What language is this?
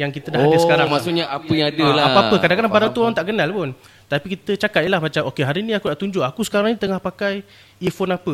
Malay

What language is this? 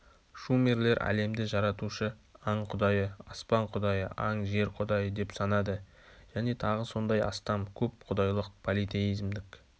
Kazakh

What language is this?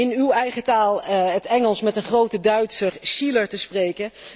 Dutch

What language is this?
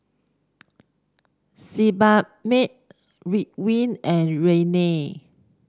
English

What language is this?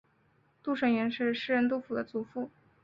Chinese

